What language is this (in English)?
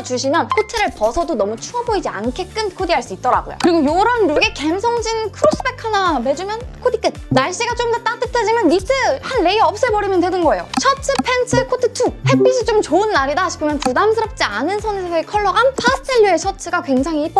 Korean